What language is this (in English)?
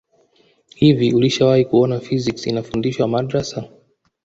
Swahili